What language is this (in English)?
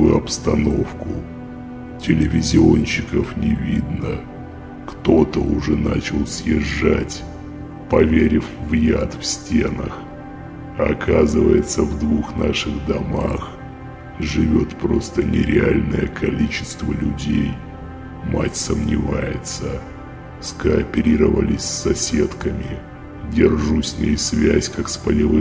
Russian